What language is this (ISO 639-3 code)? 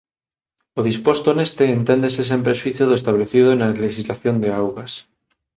glg